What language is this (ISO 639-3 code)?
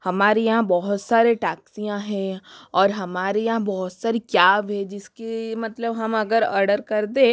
hin